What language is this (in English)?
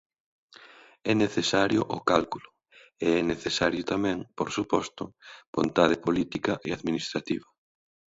Galician